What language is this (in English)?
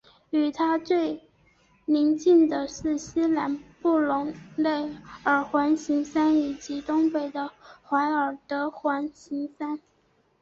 Chinese